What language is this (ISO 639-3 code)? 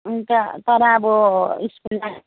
nep